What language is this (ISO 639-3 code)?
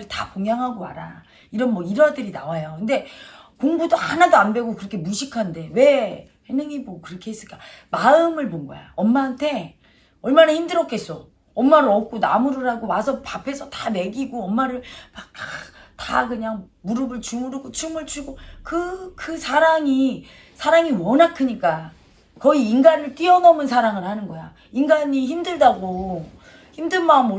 kor